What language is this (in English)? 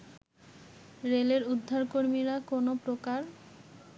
Bangla